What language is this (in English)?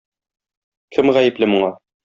Tatar